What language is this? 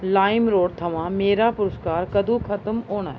Dogri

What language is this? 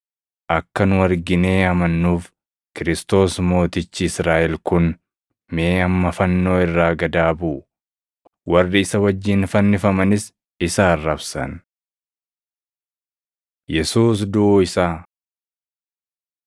Oromo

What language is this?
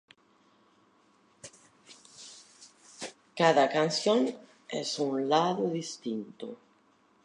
Spanish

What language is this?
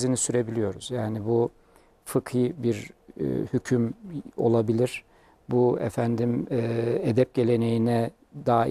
Turkish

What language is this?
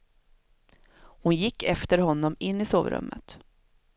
Swedish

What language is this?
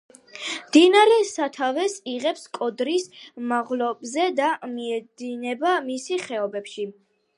Georgian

